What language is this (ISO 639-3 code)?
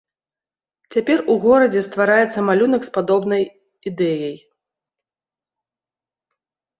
bel